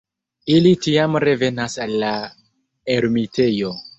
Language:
Esperanto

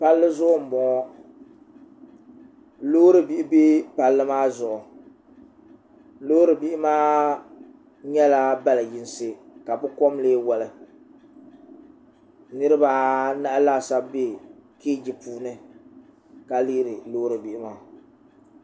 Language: Dagbani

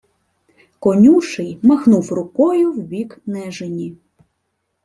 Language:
Ukrainian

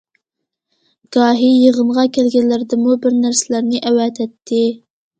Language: Uyghur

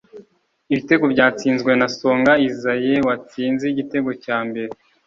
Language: Kinyarwanda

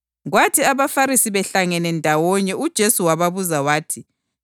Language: North Ndebele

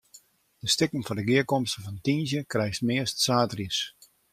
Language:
Western Frisian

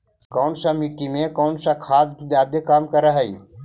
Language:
Magahi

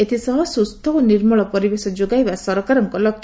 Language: Odia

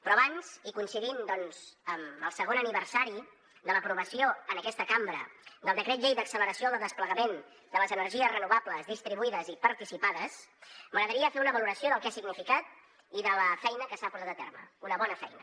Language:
Catalan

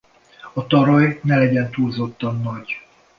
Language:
Hungarian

